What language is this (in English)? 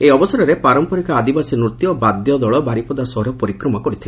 Odia